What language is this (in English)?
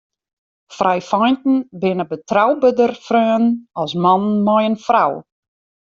Western Frisian